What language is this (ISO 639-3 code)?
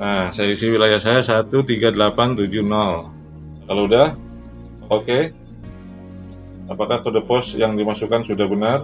ind